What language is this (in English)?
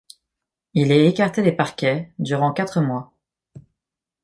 French